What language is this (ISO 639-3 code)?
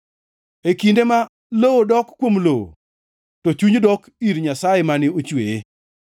luo